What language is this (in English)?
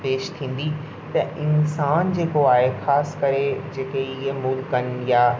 Sindhi